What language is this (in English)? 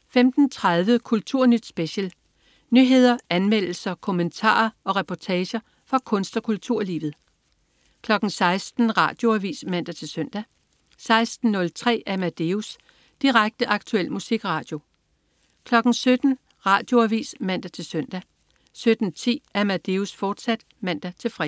Danish